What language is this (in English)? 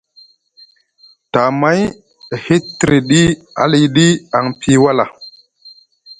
Musgu